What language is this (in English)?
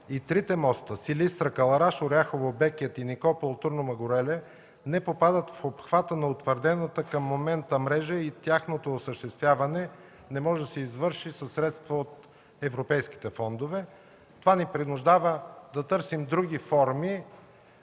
Bulgarian